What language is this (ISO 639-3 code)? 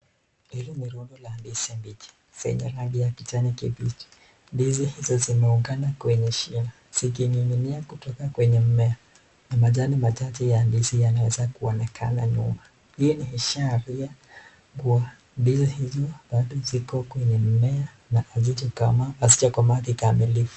swa